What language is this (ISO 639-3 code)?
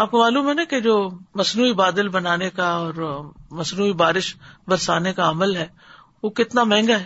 urd